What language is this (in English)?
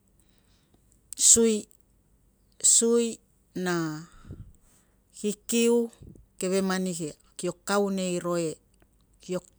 Tungag